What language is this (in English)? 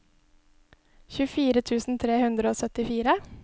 Norwegian